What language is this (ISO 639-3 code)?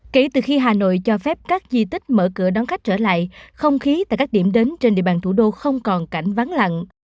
vie